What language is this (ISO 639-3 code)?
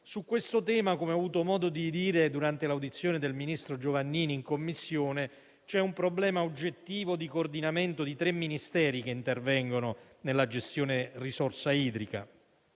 ita